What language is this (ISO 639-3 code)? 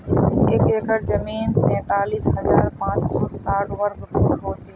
mag